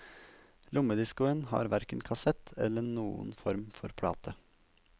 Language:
Norwegian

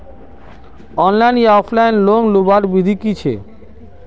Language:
Magahi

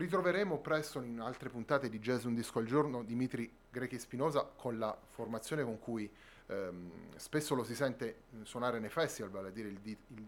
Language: Italian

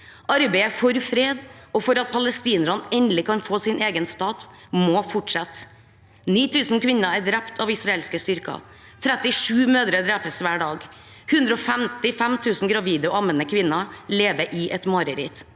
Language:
Norwegian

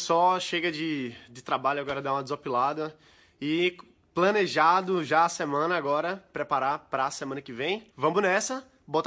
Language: Portuguese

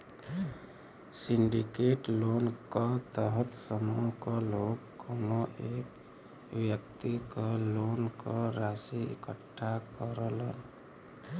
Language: Bhojpuri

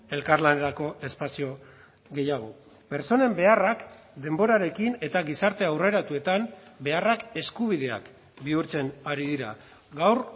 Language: Basque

